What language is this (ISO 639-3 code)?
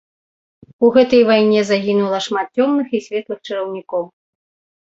bel